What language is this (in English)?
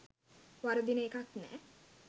Sinhala